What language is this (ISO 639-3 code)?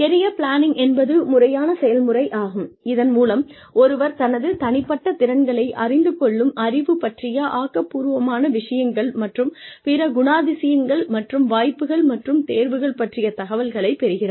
tam